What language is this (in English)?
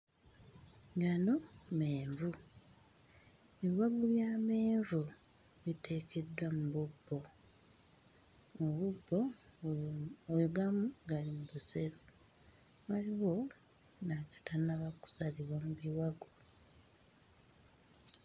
Ganda